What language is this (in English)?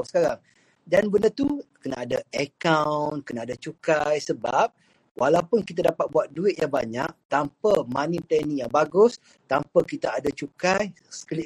Malay